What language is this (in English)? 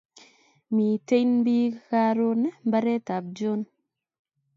Kalenjin